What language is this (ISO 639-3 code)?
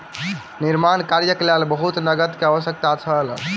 mai